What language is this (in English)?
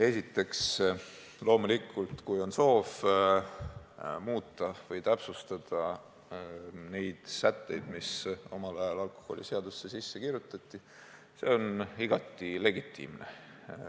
Estonian